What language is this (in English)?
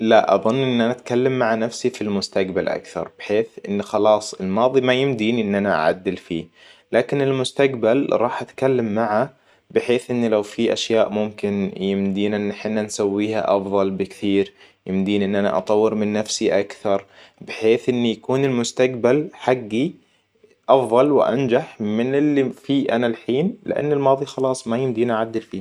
Hijazi Arabic